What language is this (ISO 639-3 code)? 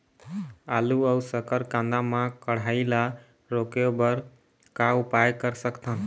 hne